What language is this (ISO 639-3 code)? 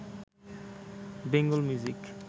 ben